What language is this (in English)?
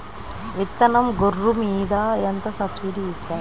Telugu